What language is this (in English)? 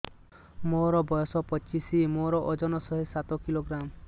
Odia